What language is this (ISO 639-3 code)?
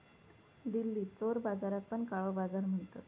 mar